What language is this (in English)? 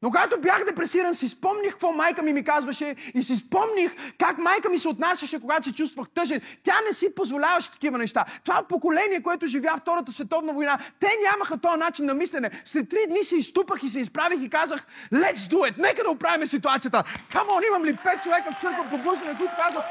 Bulgarian